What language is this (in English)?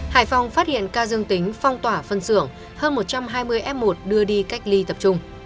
Vietnamese